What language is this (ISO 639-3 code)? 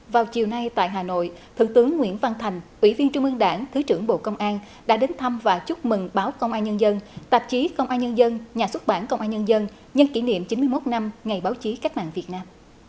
vie